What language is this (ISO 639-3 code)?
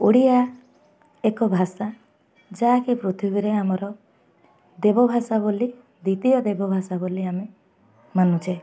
ori